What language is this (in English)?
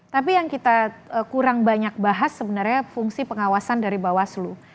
Indonesian